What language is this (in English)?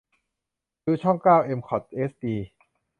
Thai